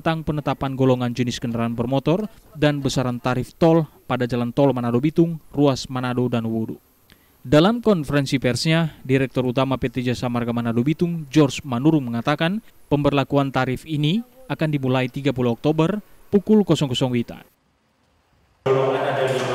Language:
Indonesian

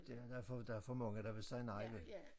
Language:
Danish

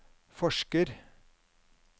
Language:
Norwegian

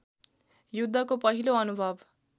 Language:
Nepali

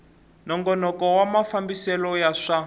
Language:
Tsonga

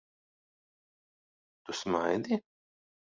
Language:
Latvian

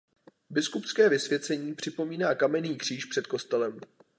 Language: Czech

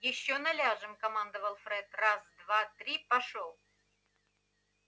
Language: Russian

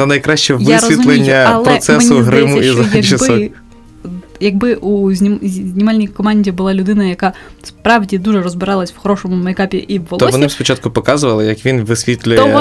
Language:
Ukrainian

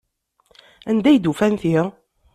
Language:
Kabyle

